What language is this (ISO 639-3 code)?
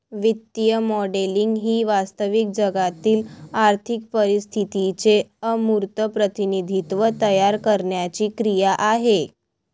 mar